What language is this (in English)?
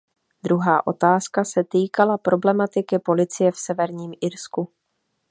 Czech